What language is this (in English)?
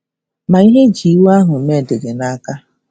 Igbo